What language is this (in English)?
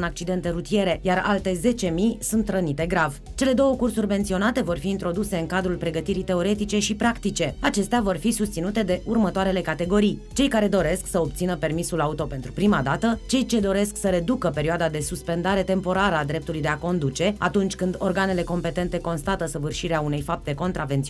Romanian